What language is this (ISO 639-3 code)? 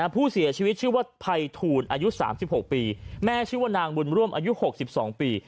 tha